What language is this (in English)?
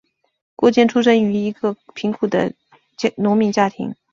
Chinese